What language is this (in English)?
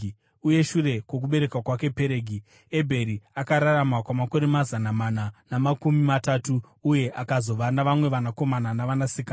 Shona